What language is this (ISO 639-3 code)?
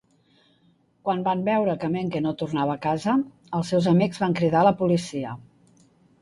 cat